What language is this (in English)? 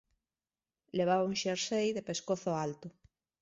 Galician